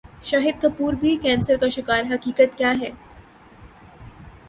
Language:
Urdu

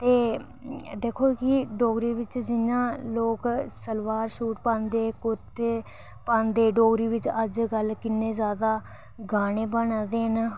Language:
Dogri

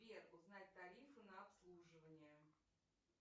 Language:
Russian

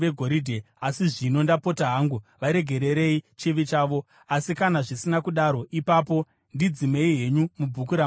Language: Shona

